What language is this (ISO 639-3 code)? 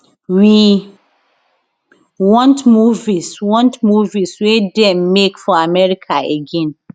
pcm